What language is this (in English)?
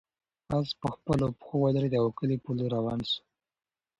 Pashto